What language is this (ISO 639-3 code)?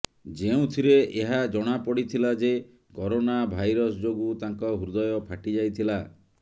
ori